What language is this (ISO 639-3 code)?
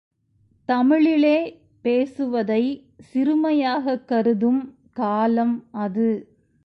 tam